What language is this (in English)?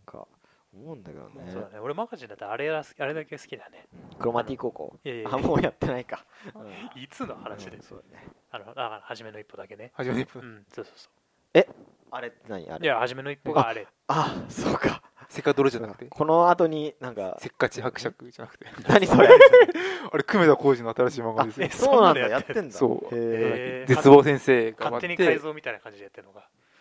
Japanese